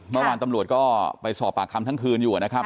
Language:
Thai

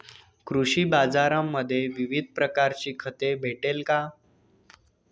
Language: Marathi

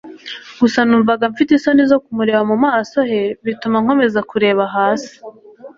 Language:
Kinyarwanda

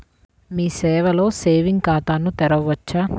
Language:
Telugu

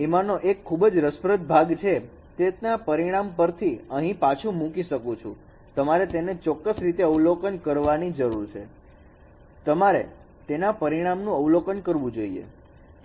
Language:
Gujarati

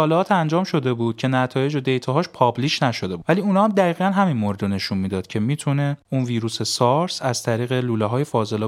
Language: Persian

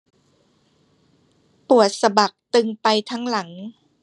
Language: Thai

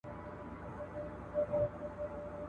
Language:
Pashto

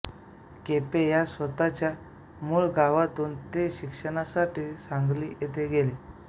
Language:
Marathi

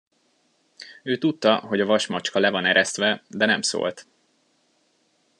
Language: Hungarian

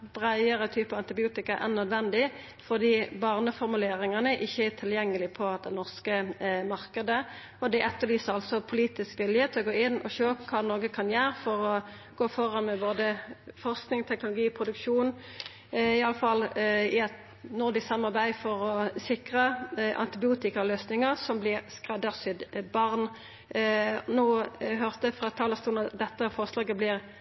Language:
Norwegian Nynorsk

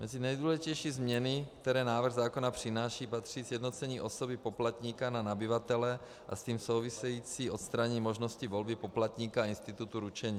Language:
Czech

